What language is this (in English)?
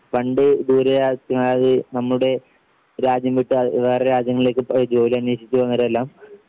Malayalam